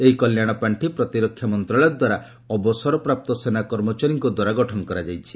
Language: Odia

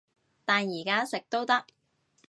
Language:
Cantonese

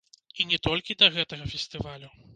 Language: Belarusian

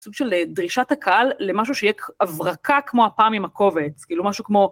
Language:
Hebrew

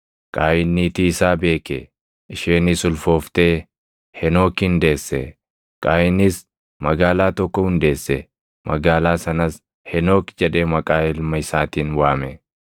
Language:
Oromo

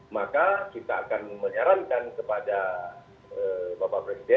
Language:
Indonesian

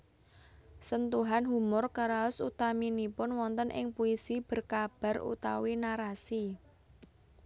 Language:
Javanese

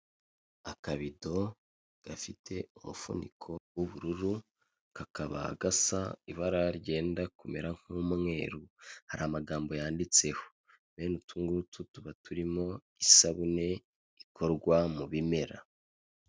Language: Kinyarwanda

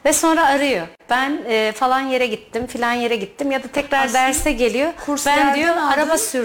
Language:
Turkish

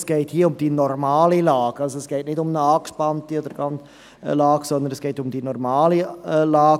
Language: Swiss German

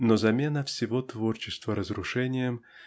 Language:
Russian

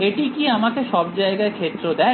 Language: Bangla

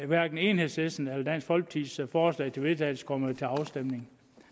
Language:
Danish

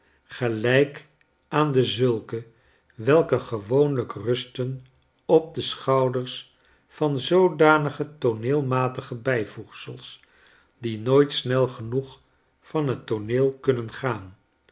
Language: Dutch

